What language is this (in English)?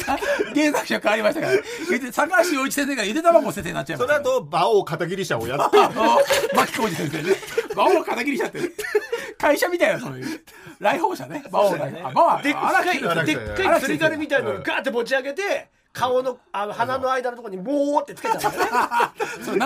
Japanese